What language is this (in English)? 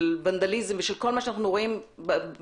Hebrew